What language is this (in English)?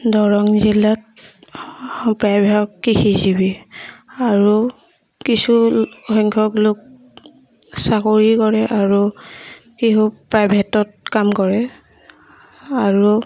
Assamese